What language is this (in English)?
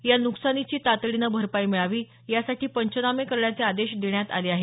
Marathi